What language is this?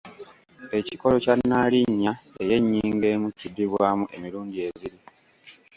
Ganda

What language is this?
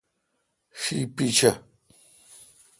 Kalkoti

